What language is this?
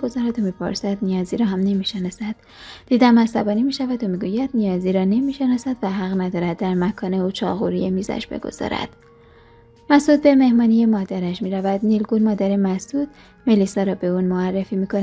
Persian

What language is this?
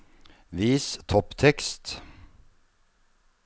Norwegian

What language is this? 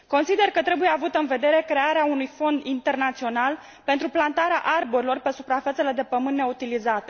Romanian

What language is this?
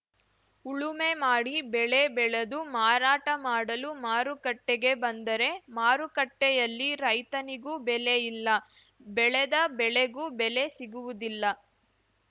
Kannada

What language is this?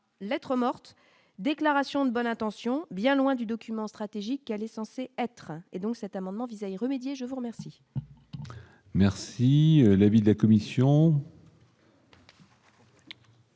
French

